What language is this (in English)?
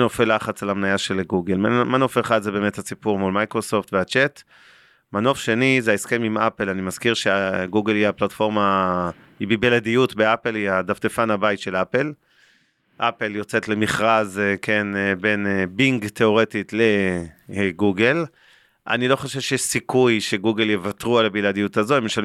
Hebrew